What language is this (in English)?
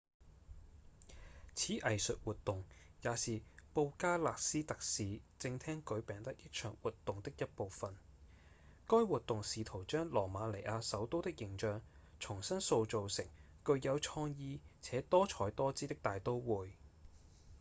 Cantonese